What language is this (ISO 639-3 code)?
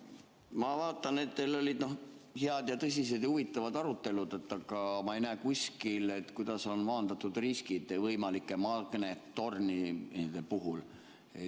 est